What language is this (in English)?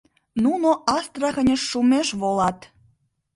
Mari